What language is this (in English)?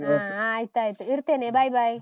Kannada